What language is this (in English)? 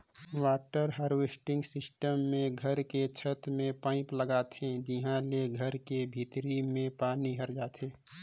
Chhattisgarhi